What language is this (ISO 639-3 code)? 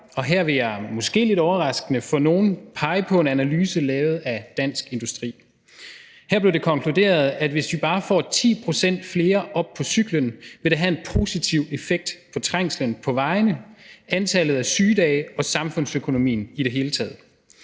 dan